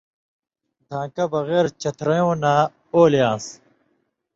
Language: Indus Kohistani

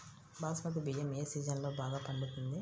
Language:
Telugu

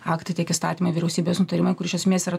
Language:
Lithuanian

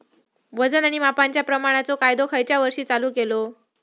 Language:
Marathi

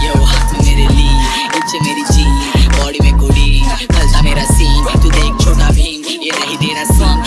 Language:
Indonesian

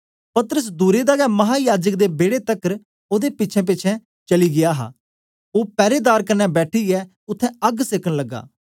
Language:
Dogri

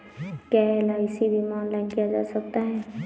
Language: Hindi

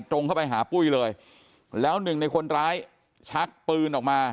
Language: Thai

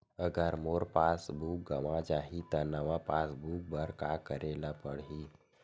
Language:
Chhattisgarhi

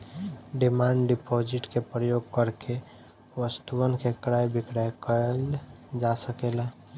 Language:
Bhojpuri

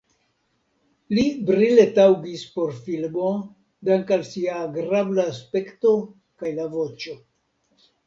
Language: Esperanto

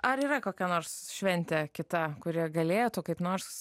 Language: Lithuanian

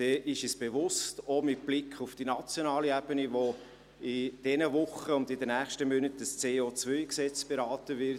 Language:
Swiss German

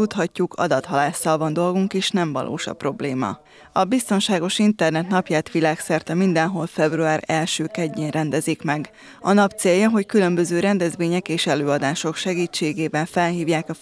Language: Hungarian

